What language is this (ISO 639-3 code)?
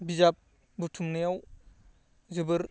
brx